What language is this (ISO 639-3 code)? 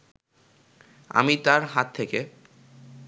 ben